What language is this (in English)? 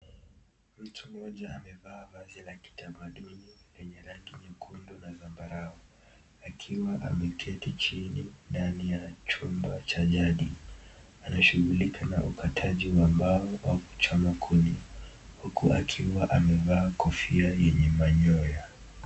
Swahili